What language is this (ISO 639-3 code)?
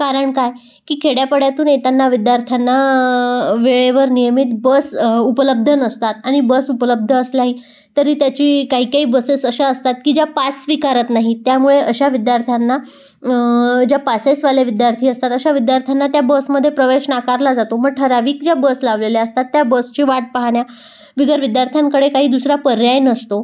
mar